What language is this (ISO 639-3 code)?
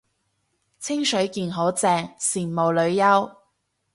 yue